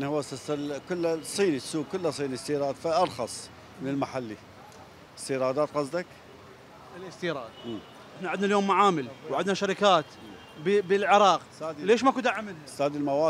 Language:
Arabic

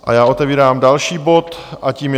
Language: Czech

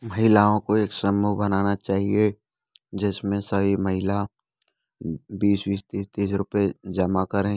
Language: Hindi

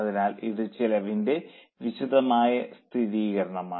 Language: Malayalam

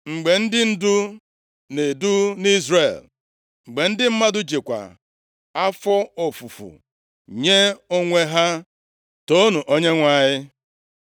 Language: Igbo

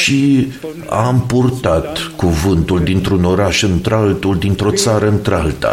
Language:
Romanian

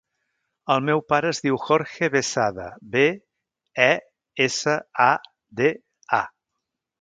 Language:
Catalan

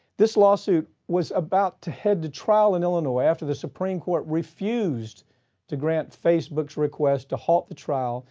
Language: English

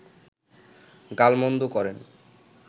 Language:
Bangla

